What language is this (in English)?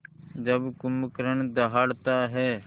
Hindi